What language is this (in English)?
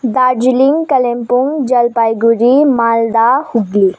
Nepali